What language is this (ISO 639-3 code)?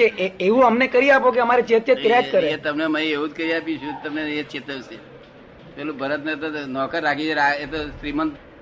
guj